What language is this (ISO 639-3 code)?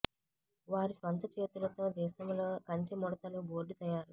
tel